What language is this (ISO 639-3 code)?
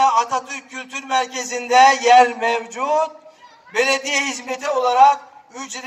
tur